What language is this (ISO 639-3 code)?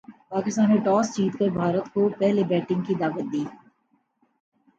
urd